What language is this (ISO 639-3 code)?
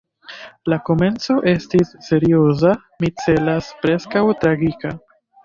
epo